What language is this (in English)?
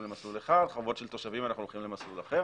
Hebrew